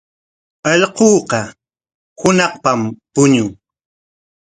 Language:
Corongo Ancash Quechua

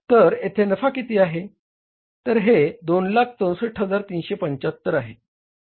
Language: Marathi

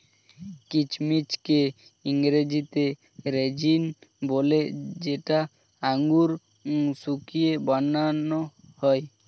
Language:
Bangla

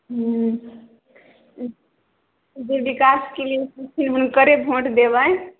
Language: Maithili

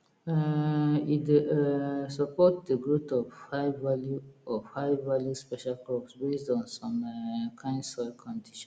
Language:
Nigerian Pidgin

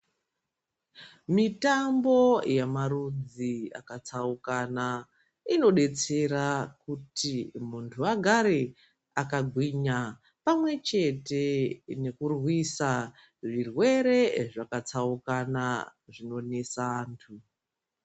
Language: Ndau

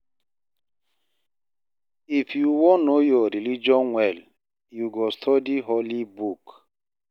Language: Nigerian Pidgin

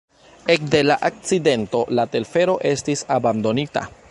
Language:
Esperanto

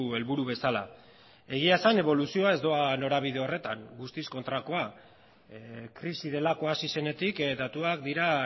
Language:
Basque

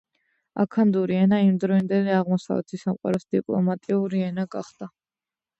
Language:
Georgian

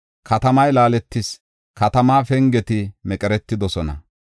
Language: Gofa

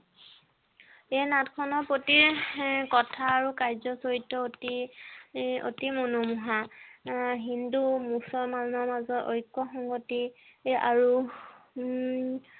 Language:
Assamese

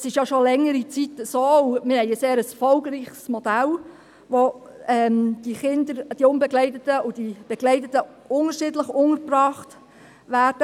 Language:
Swiss German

